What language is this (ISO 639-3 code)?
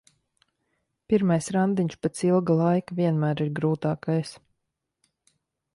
lav